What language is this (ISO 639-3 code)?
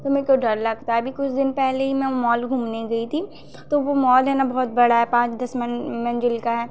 hin